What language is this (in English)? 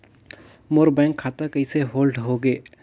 Chhattisgarhi